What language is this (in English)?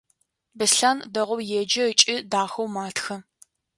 Adyghe